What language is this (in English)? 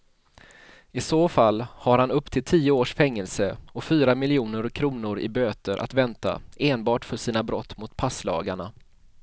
Swedish